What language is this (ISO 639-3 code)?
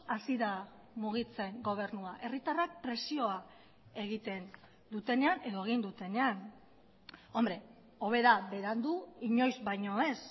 eus